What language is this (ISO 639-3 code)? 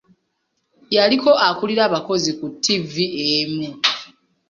lug